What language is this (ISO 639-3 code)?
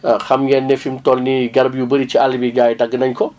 wol